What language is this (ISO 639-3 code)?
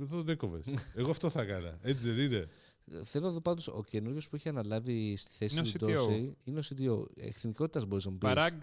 ell